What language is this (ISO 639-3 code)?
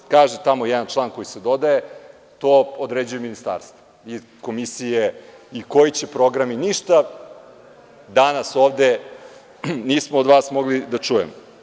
srp